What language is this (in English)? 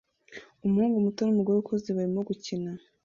Kinyarwanda